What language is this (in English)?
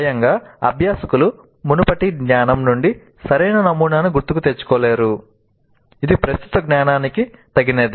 Telugu